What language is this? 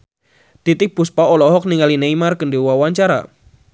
Sundanese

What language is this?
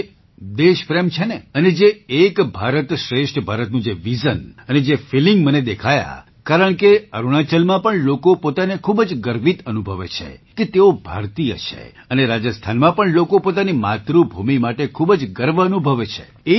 Gujarati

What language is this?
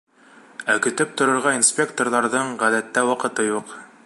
Bashkir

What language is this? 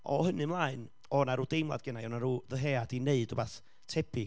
Welsh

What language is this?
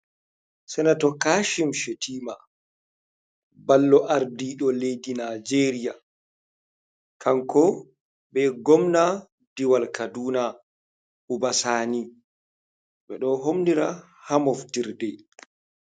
Fula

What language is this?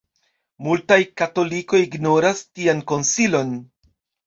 Esperanto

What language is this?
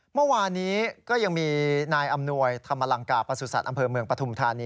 Thai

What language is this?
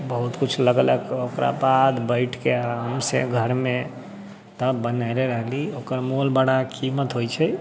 Maithili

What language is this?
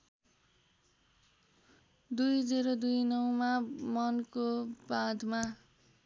Nepali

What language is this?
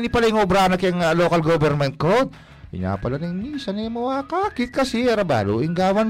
Filipino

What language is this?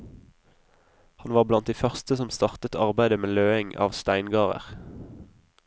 Norwegian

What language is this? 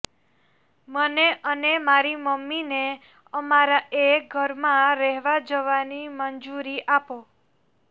Gujarati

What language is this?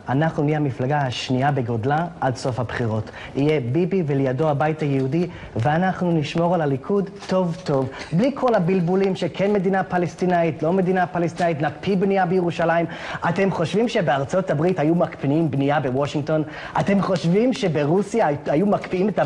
Hebrew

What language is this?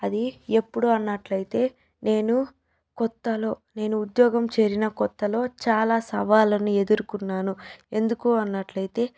Telugu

